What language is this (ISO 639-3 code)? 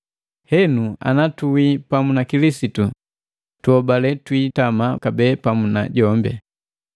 mgv